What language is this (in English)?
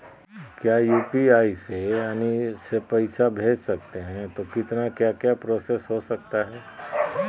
Magahi